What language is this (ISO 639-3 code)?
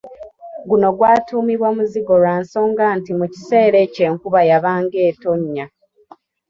lug